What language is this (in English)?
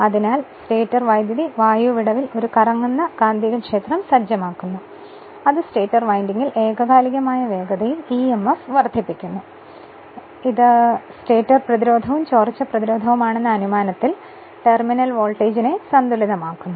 Malayalam